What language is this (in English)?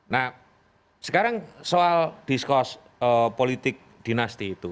Indonesian